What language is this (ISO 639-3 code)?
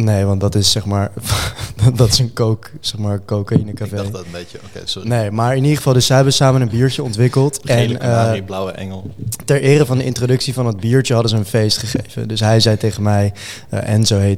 nld